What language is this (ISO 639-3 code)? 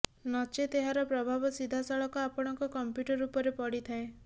ori